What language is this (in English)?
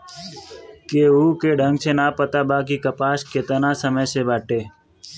Bhojpuri